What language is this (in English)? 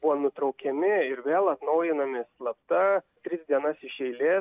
Lithuanian